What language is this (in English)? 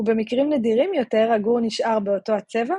Hebrew